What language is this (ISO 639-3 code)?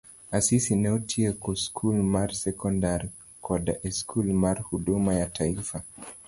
luo